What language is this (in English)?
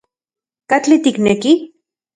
Central Puebla Nahuatl